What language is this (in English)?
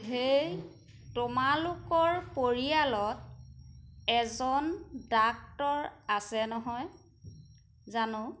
Assamese